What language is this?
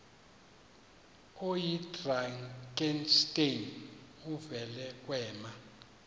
Xhosa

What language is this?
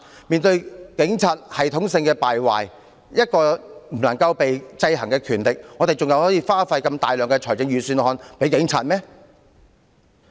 Cantonese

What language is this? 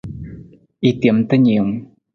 Nawdm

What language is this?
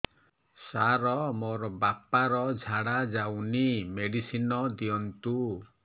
Odia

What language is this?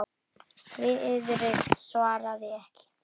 Icelandic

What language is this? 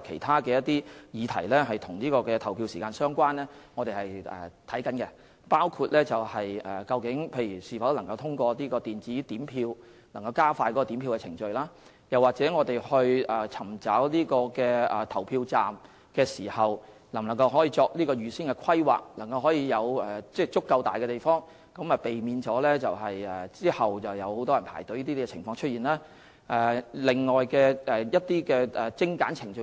Cantonese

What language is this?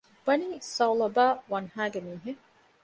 Divehi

